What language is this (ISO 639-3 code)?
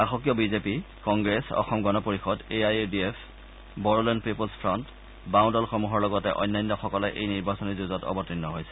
asm